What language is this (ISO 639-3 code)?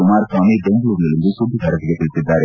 kan